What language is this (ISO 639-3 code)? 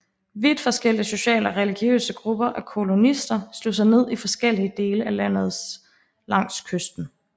dan